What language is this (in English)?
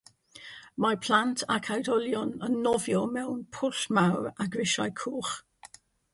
Welsh